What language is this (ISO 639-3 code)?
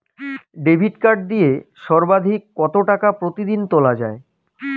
ben